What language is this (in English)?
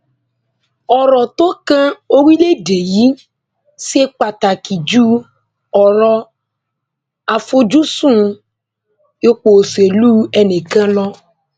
Yoruba